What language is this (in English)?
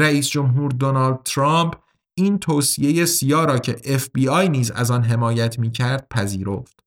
Persian